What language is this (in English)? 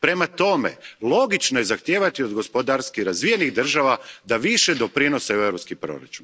Croatian